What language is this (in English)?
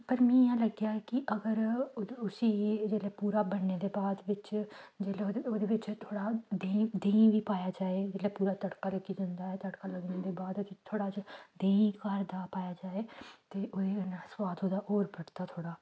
Dogri